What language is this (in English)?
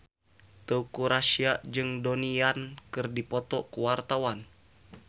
Sundanese